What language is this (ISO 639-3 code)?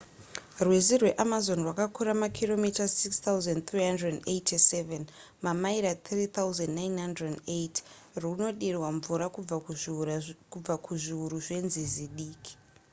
sna